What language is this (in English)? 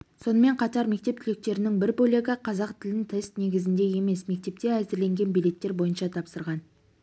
Kazakh